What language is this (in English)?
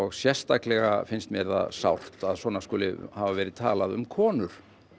Icelandic